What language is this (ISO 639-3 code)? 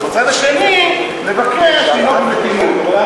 heb